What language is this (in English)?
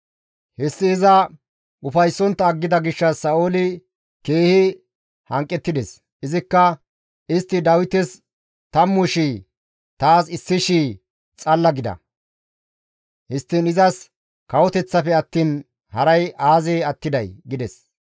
Gamo